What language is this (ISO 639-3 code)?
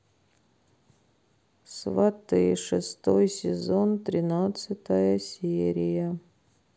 rus